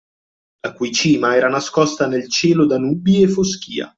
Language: Italian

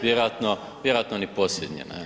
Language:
Croatian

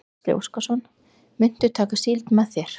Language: Icelandic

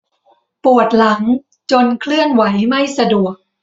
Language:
Thai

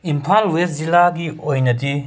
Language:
Manipuri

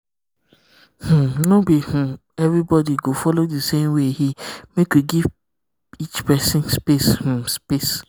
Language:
Nigerian Pidgin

